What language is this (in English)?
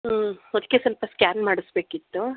Kannada